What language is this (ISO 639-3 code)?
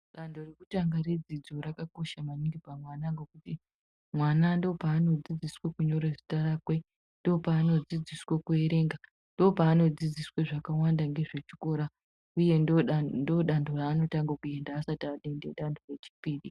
ndc